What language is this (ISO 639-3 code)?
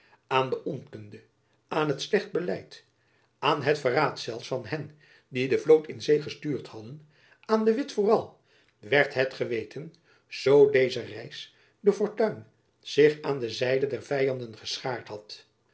nld